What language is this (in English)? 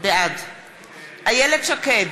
Hebrew